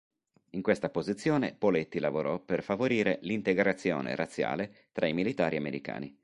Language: Italian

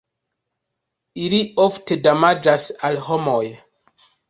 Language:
Esperanto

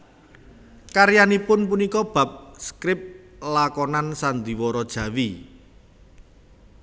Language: Javanese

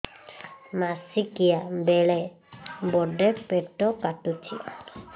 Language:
Odia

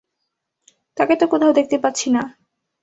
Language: Bangla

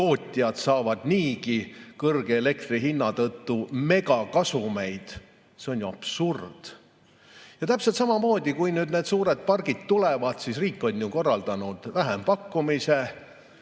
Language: Estonian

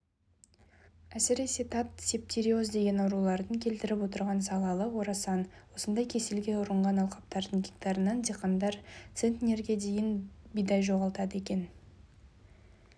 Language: Kazakh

